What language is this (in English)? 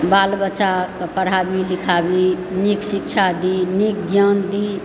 Maithili